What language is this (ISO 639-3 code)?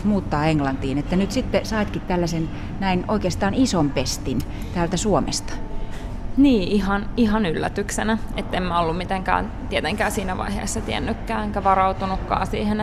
fin